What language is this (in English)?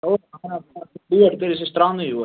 Kashmiri